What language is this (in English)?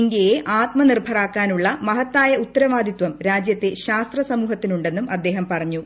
Malayalam